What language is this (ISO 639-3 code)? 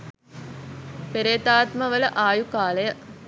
sin